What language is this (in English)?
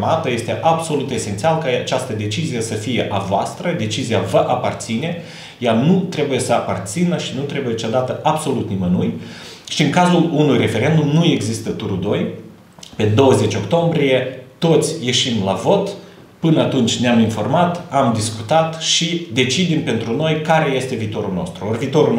Romanian